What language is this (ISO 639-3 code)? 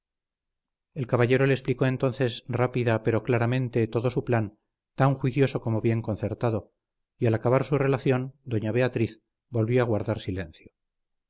spa